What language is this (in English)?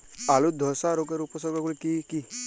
Bangla